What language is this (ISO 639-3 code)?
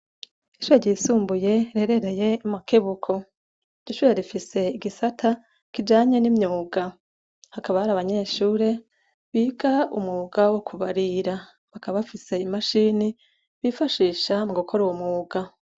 run